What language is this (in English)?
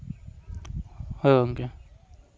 Santali